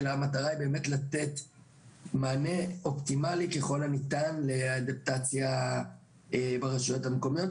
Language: Hebrew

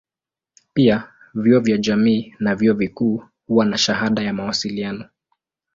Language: Swahili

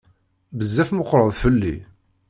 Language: Kabyle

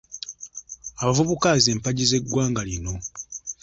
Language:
Ganda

